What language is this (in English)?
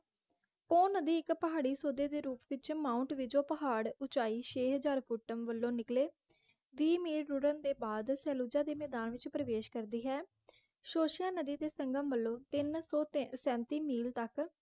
Punjabi